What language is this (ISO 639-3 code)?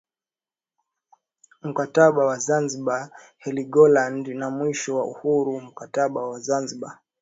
swa